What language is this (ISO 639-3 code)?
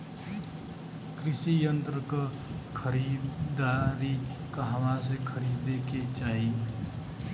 bho